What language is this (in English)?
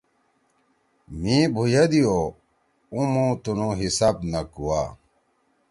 Torwali